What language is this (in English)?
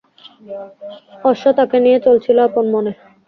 Bangla